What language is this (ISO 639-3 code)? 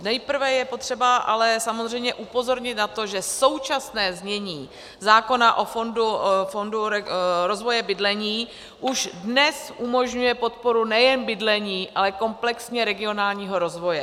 ces